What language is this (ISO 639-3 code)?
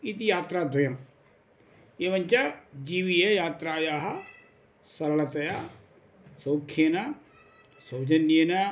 san